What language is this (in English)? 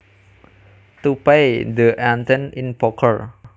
Javanese